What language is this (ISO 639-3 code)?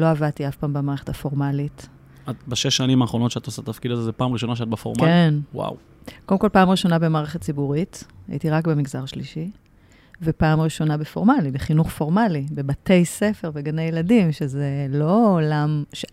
heb